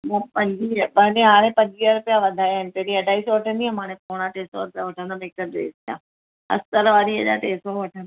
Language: Sindhi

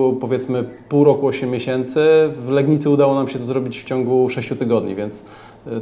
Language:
Polish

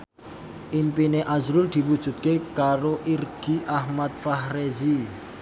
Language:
Javanese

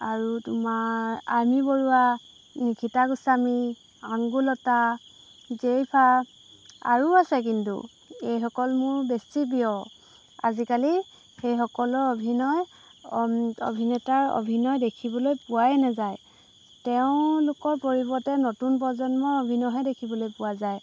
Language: Assamese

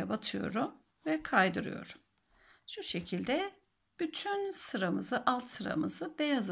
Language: Turkish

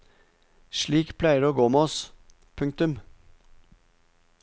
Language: Norwegian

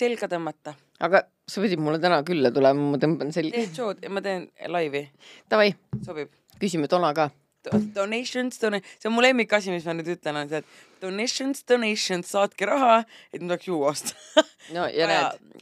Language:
Finnish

